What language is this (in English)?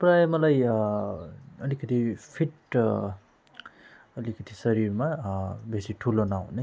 Nepali